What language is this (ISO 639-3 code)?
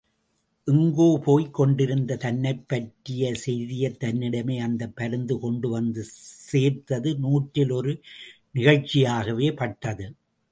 tam